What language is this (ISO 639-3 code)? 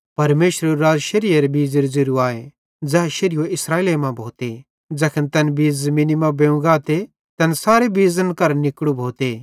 bhd